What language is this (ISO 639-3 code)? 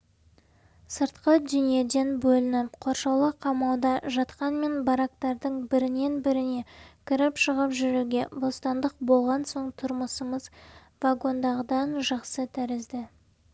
kaz